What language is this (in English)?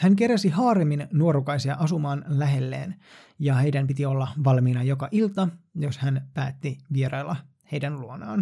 Finnish